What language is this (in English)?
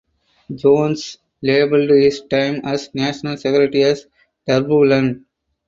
English